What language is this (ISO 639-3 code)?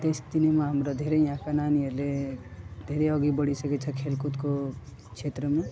nep